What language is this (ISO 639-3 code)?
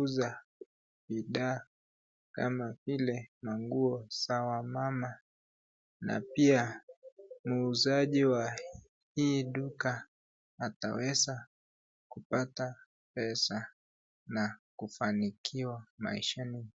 swa